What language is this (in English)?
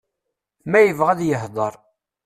Kabyle